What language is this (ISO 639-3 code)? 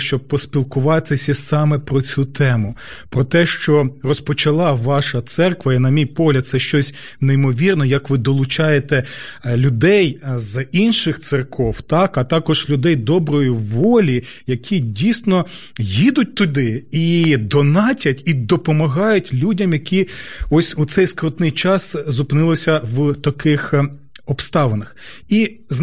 ukr